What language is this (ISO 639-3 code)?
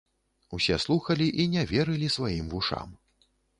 bel